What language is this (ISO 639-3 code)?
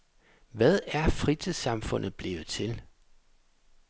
dan